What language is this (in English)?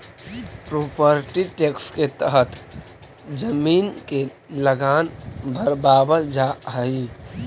Magahi